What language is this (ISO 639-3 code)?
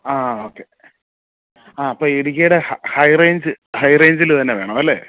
mal